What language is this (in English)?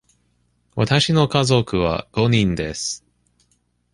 Japanese